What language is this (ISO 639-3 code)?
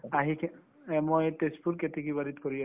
asm